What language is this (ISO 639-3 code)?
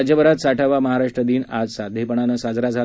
mar